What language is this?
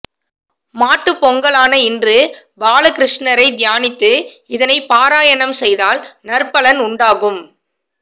Tamil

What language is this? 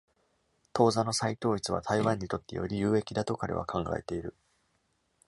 Japanese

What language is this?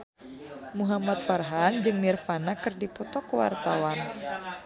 Sundanese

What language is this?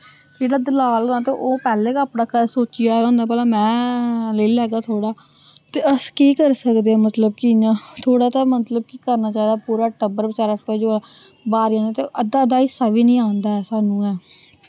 Dogri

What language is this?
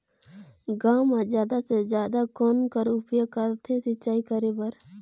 Chhattisgarhi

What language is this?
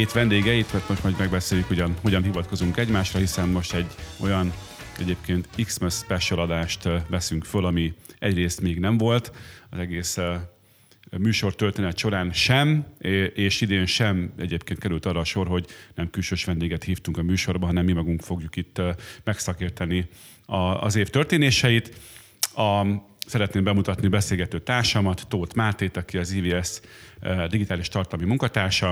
Hungarian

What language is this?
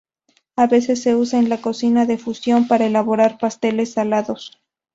Spanish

